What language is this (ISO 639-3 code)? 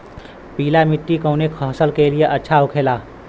bho